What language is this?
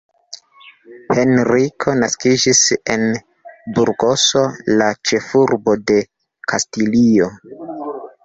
Esperanto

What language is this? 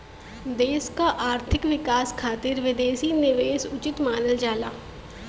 Bhojpuri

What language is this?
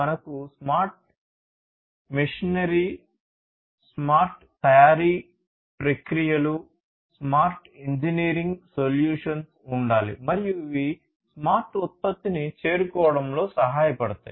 Telugu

